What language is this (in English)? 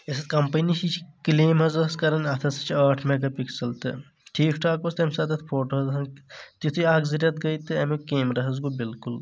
Kashmiri